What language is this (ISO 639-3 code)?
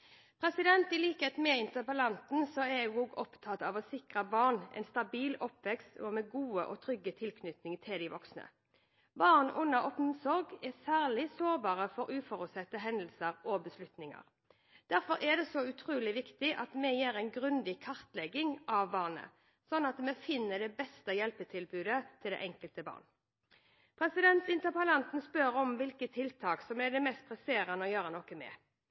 nob